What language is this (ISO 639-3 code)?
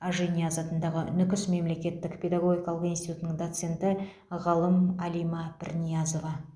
kaz